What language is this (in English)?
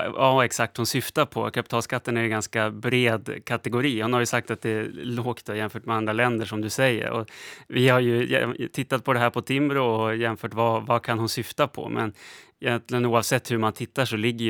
Swedish